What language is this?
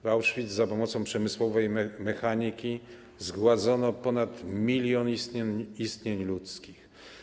Polish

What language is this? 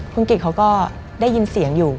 Thai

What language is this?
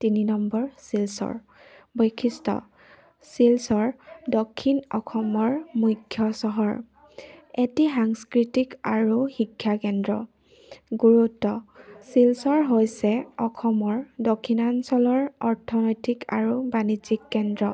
Assamese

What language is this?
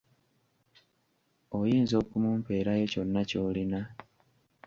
Ganda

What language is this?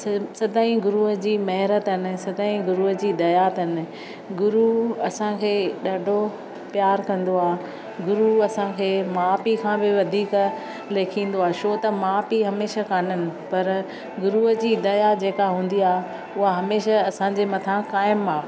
Sindhi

